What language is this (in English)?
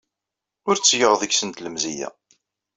Kabyle